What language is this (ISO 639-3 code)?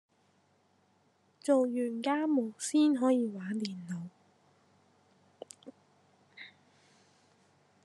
yue